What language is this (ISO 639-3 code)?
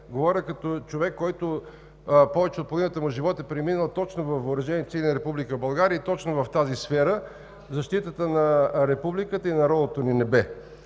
bul